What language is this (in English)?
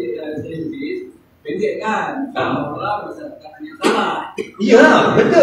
Malay